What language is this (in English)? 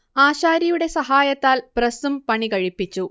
Malayalam